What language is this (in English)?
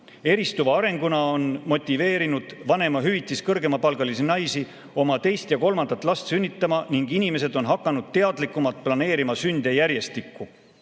Estonian